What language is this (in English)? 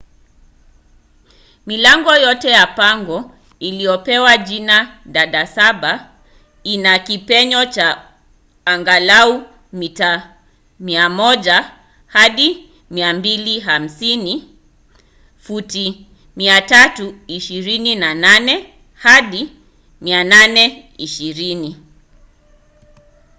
Swahili